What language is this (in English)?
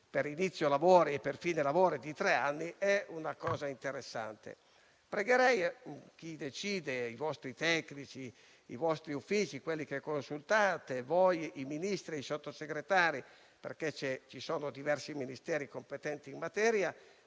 Italian